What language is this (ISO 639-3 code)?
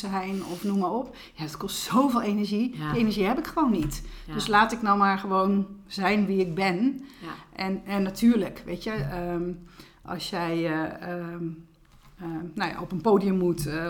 nld